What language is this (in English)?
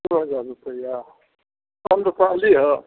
Maithili